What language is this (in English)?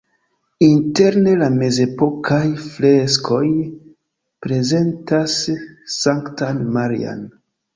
Esperanto